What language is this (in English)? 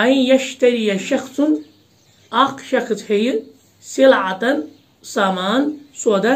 Turkish